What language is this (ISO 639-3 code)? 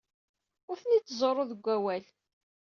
kab